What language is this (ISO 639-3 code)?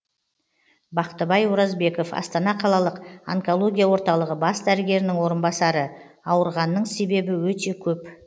kaz